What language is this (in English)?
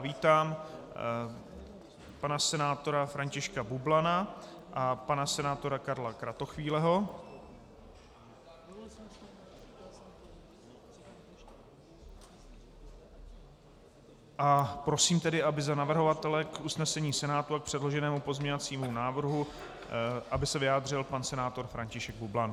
Czech